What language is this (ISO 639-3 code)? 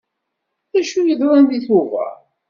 kab